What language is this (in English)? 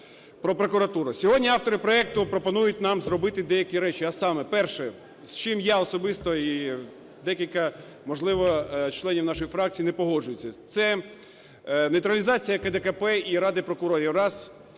Ukrainian